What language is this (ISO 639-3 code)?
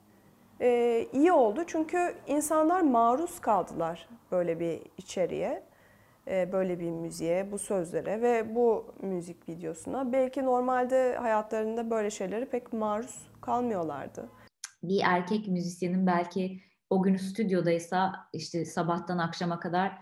tur